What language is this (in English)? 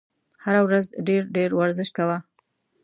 Pashto